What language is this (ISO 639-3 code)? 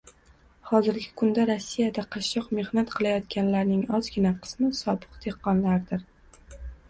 uzb